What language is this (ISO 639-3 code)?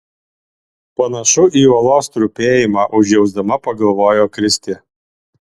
lit